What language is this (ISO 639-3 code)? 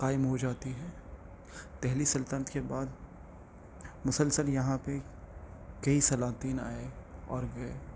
urd